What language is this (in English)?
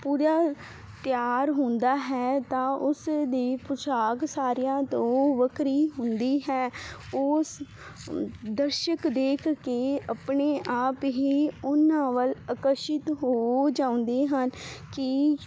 Punjabi